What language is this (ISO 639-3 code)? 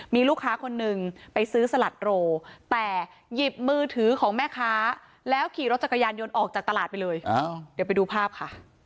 tha